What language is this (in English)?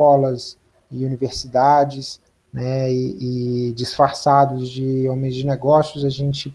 Portuguese